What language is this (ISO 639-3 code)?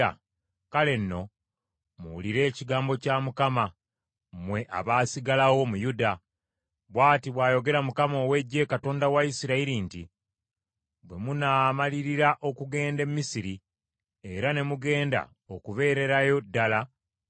lug